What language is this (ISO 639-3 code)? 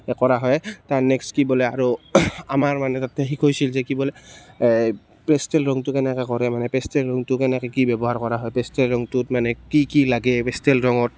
asm